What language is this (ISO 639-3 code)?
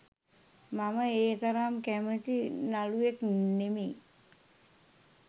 sin